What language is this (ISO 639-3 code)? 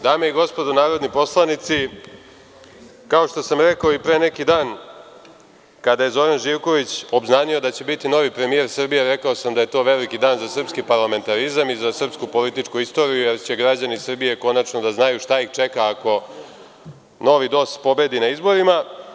srp